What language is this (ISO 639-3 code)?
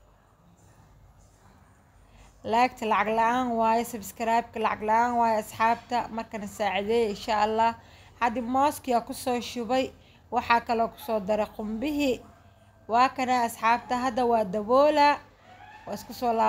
ara